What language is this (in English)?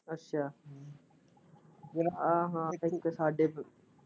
Punjabi